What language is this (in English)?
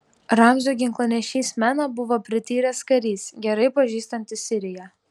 Lithuanian